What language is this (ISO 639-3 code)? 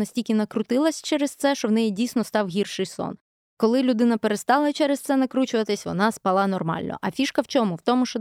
ukr